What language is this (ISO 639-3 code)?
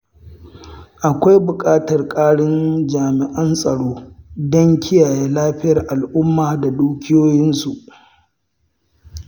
hau